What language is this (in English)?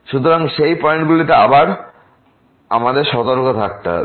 Bangla